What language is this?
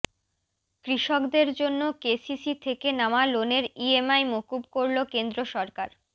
Bangla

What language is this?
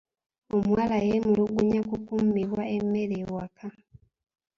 Ganda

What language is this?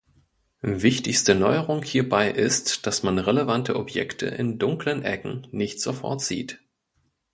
German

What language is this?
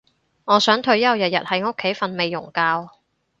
Cantonese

